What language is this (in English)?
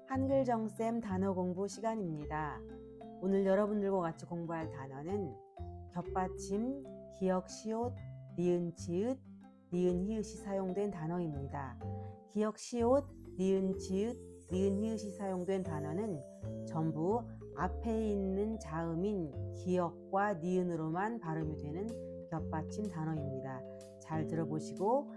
Korean